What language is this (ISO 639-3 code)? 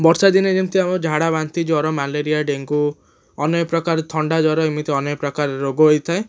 ori